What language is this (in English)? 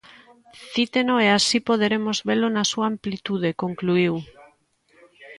Galician